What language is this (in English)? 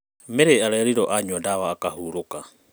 Kikuyu